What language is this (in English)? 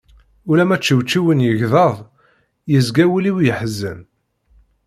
Kabyle